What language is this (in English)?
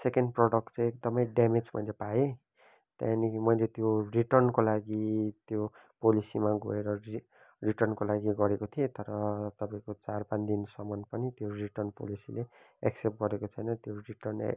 Nepali